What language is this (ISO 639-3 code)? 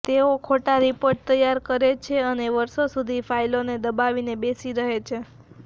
guj